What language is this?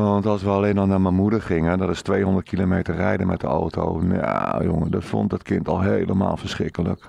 Dutch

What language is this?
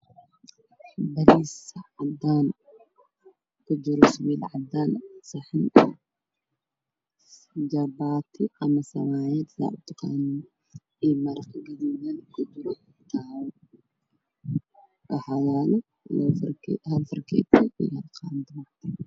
Somali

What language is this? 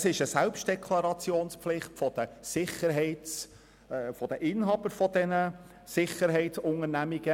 Swiss German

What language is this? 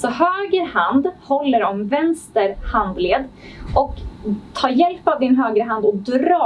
Swedish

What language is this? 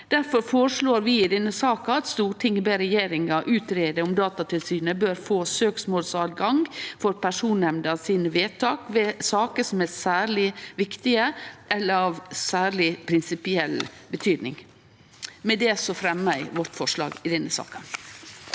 Norwegian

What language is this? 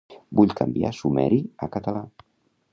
Catalan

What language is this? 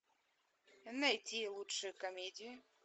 Russian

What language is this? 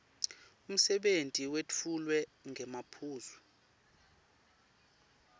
Swati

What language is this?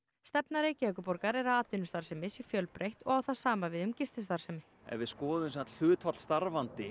Icelandic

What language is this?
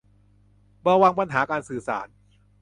Thai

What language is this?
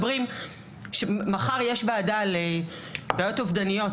Hebrew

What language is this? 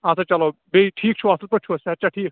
Kashmiri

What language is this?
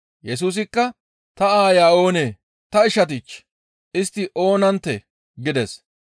Gamo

